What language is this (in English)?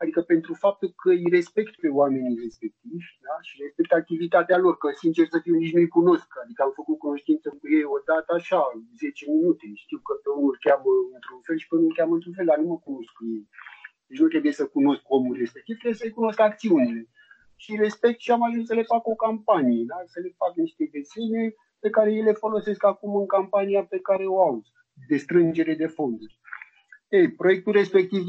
Romanian